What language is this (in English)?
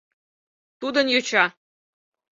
Mari